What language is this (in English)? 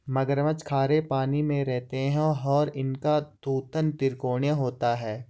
Hindi